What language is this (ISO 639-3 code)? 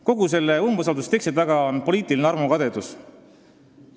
est